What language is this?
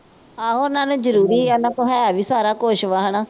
Punjabi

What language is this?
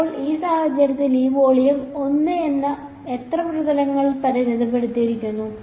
Malayalam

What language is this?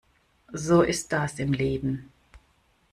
German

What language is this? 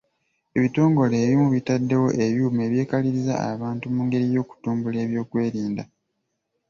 Ganda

